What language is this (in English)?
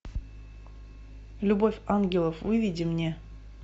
Russian